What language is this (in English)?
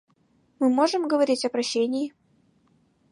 Mari